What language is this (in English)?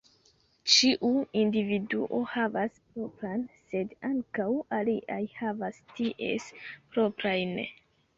Esperanto